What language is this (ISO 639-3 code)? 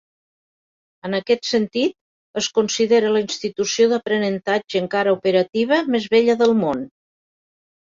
cat